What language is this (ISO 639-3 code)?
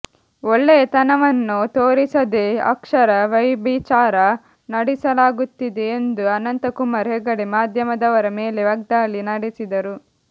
kan